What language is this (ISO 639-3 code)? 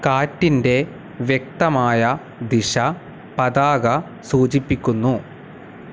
mal